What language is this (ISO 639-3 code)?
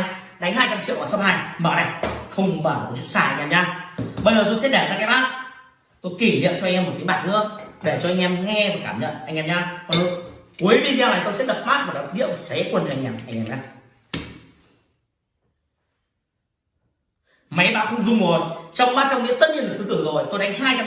vie